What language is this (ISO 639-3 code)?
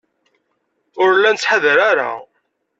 kab